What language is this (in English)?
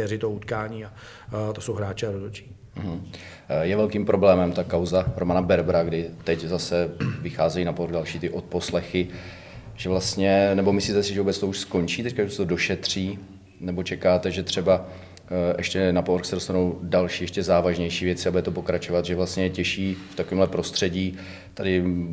Czech